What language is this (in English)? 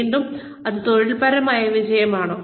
Malayalam